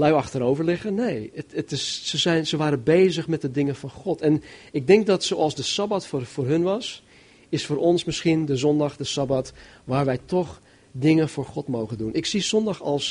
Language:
Dutch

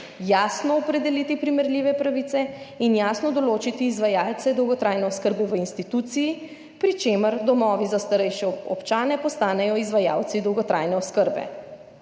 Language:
Slovenian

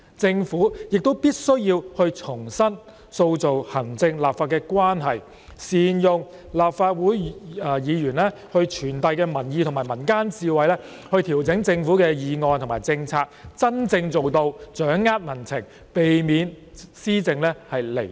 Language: Cantonese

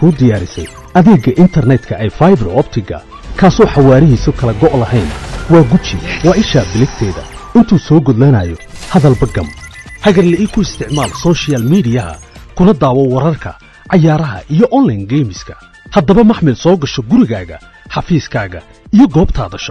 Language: Arabic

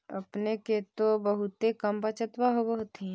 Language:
Magahi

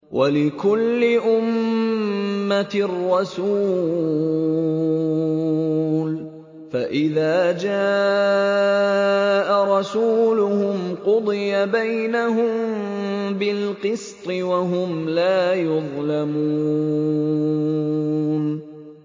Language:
Arabic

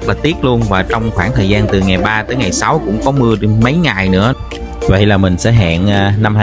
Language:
Vietnamese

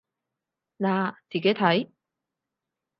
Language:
Cantonese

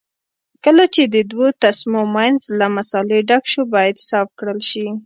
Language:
Pashto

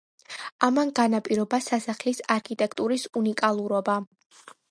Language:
Georgian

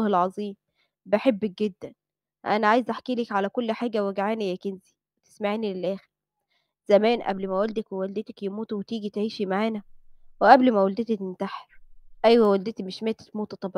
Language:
Arabic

